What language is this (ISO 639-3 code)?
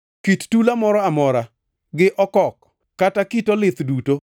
luo